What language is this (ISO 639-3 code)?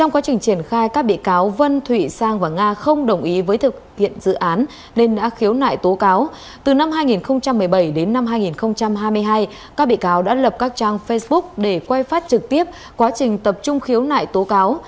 vie